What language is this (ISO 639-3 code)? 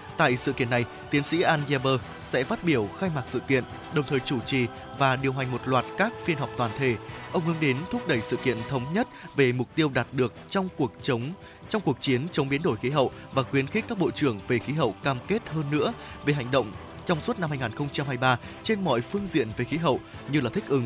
vie